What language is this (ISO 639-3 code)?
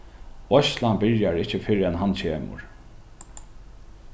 fao